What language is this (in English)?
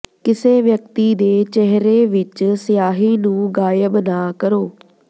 Punjabi